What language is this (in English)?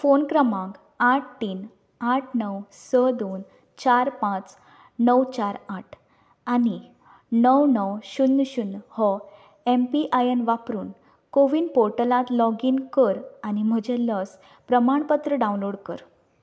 Konkani